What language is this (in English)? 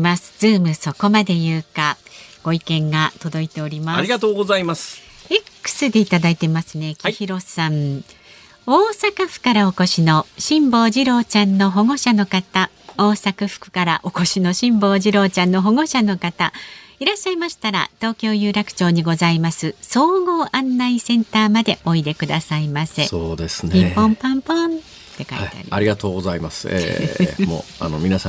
Japanese